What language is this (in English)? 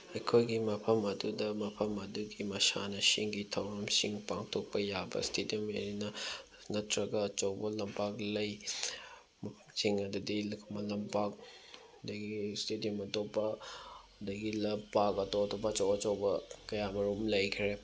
Manipuri